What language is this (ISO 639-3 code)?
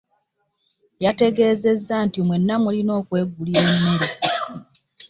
lug